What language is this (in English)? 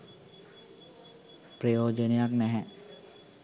Sinhala